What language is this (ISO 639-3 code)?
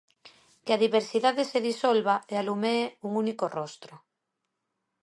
glg